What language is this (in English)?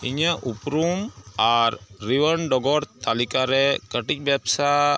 Santali